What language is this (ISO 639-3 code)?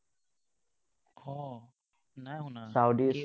asm